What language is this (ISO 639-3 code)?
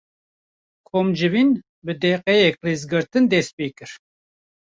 kur